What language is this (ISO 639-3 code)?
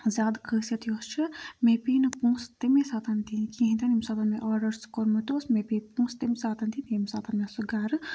kas